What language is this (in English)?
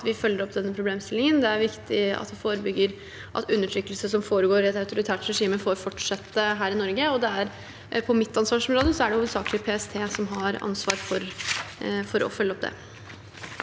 Norwegian